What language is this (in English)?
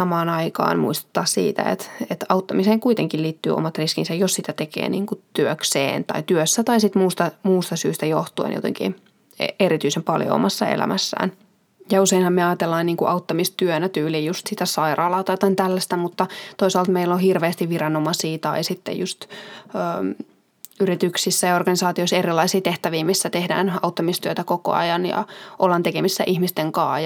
Finnish